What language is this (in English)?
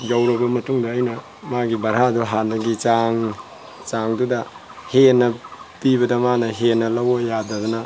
Manipuri